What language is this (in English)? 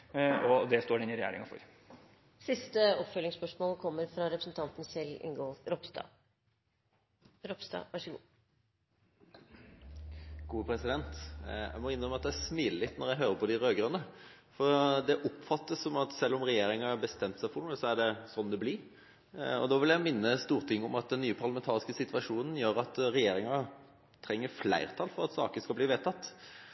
Norwegian